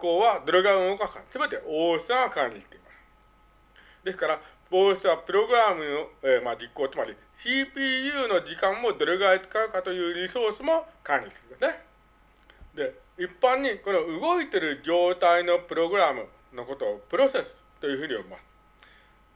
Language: Japanese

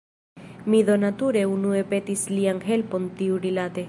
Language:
Esperanto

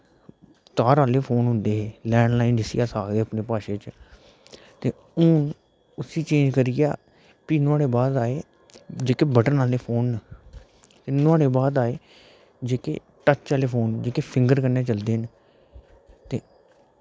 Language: Dogri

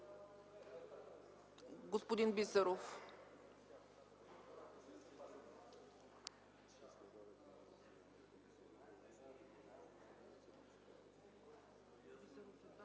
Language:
Bulgarian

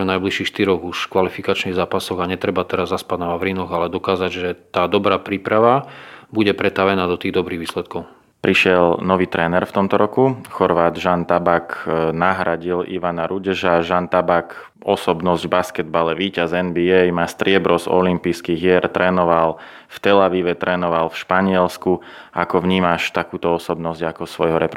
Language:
Slovak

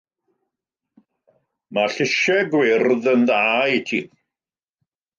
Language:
Welsh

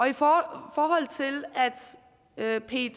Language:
Danish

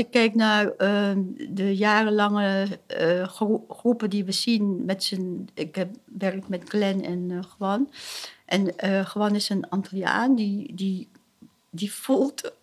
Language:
Dutch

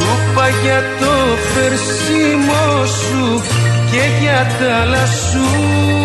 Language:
Greek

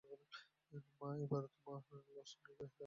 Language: Bangla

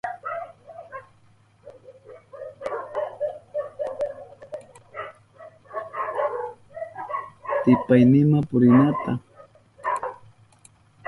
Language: Southern Pastaza Quechua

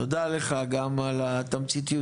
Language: Hebrew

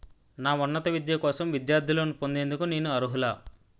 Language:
Telugu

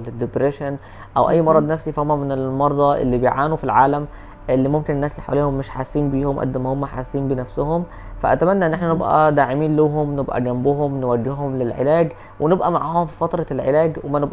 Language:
Arabic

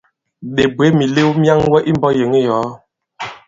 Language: Bankon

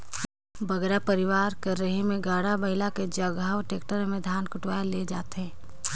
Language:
Chhattisgarhi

